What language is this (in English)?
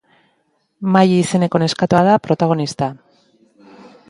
Basque